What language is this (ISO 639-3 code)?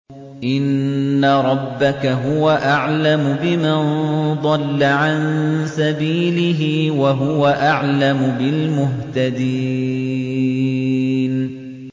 ara